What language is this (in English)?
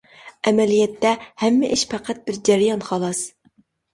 Uyghur